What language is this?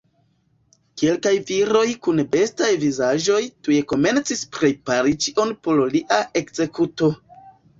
Esperanto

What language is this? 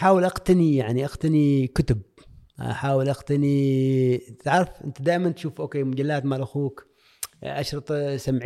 Arabic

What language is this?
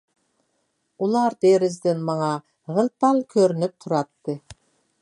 Uyghur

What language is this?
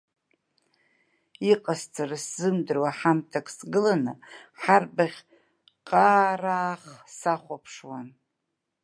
Abkhazian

